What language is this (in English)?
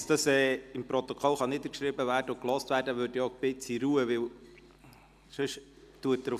Swiss German